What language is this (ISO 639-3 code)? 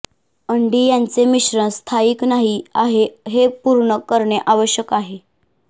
mar